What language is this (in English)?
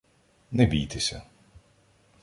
Ukrainian